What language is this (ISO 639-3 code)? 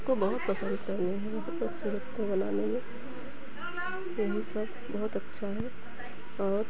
hin